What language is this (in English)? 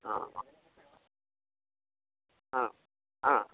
Malayalam